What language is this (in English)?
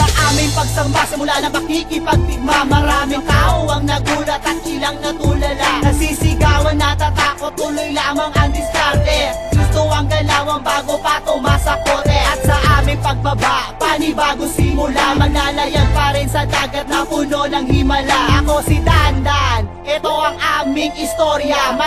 Thai